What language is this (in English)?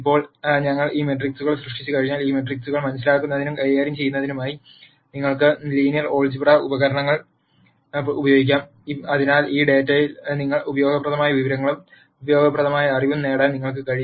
Malayalam